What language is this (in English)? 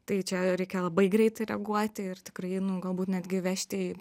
Lithuanian